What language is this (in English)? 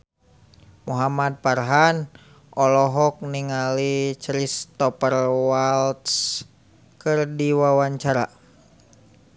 Sundanese